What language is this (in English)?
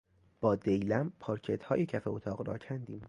Persian